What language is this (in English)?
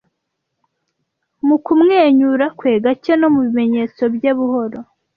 Kinyarwanda